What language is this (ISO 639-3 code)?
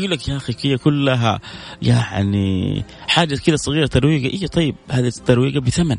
ara